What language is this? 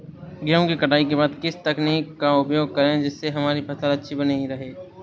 Hindi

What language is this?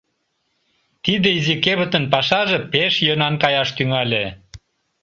Mari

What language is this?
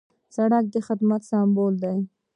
Pashto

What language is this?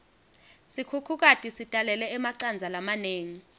Swati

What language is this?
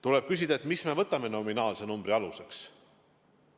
Estonian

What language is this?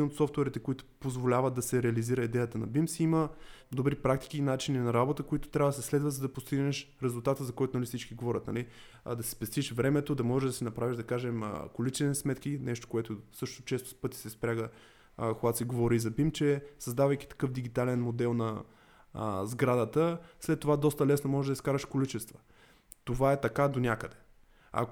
Bulgarian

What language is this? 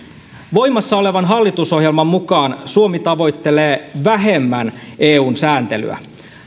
Finnish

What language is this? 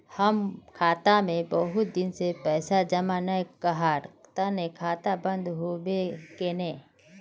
Magahi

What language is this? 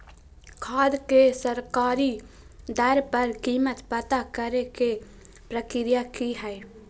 Magahi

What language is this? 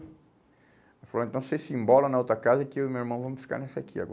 Portuguese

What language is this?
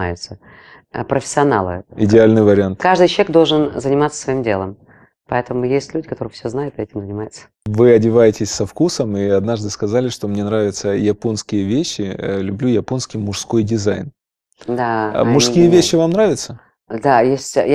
Russian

